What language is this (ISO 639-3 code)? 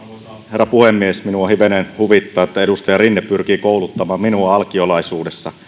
fin